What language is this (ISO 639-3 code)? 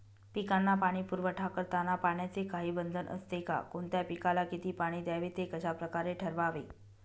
mar